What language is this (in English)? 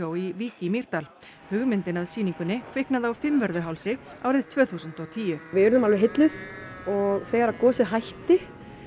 Icelandic